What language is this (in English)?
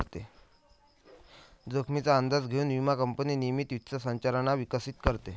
Marathi